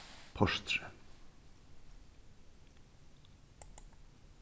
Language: Faroese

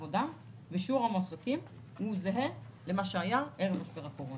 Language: Hebrew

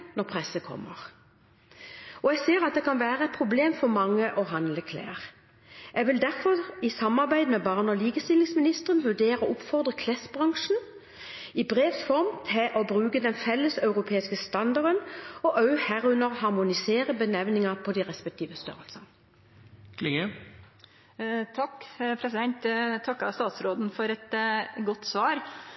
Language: Norwegian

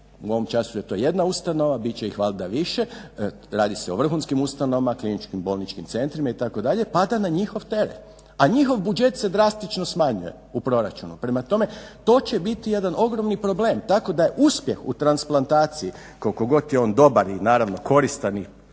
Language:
Croatian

